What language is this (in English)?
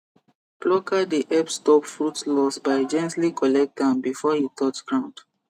Nigerian Pidgin